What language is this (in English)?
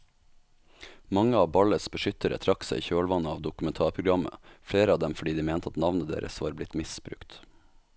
Norwegian